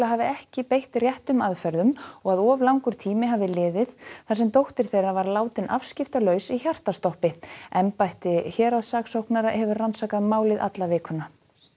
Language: Icelandic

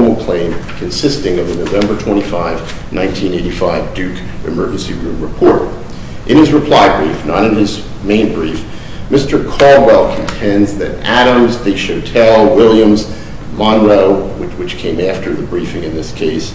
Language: English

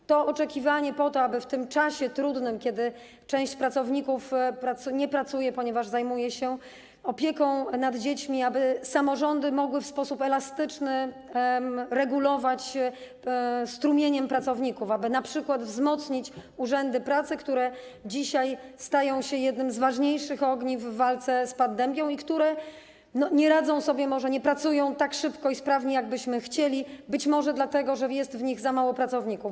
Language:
Polish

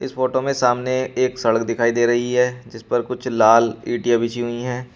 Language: Hindi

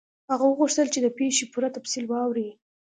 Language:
Pashto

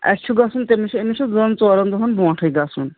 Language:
Kashmiri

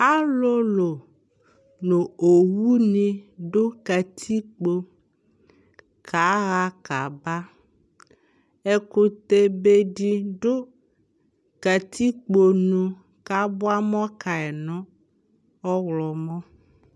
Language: Ikposo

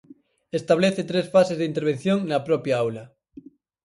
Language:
Galician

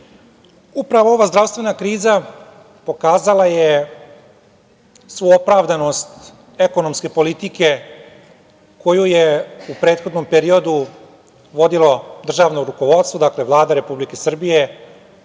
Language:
Serbian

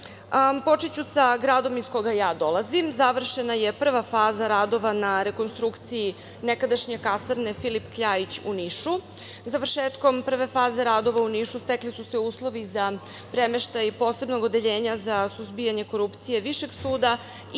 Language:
Serbian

